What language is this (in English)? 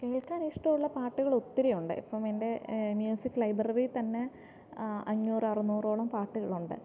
Malayalam